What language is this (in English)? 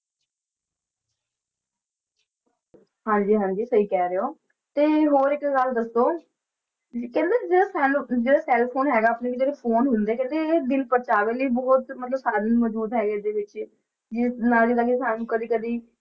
Punjabi